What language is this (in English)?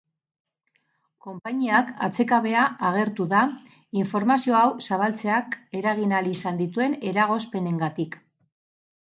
Basque